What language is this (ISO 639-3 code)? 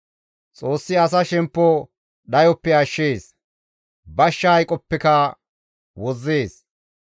gmv